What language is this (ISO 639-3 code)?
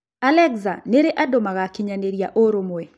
kik